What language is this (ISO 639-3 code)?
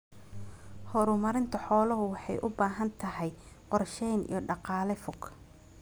som